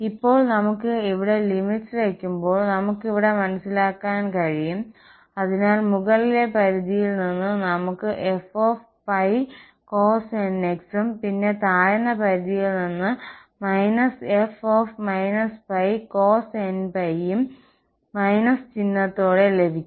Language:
Malayalam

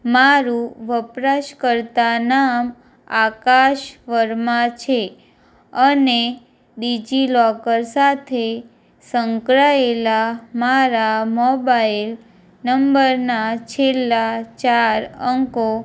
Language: Gujarati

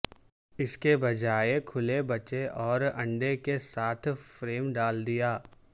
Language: Urdu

